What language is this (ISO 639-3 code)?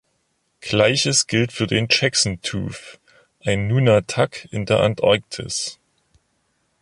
deu